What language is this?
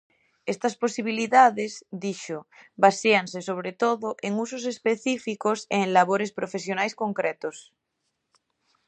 Galician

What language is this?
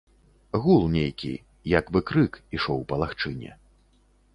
Belarusian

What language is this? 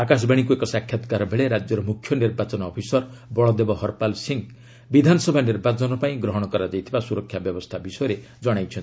Odia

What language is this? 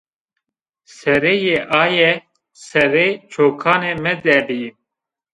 Zaza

